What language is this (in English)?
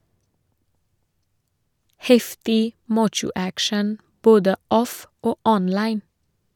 Norwegian